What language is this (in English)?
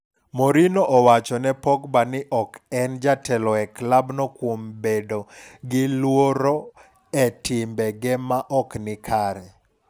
Luo (Kenya and Tanzania)